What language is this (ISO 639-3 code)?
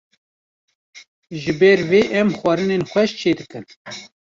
kur